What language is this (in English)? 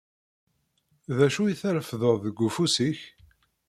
Kabyle